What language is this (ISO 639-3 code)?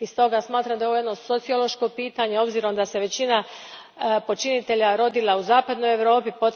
hrv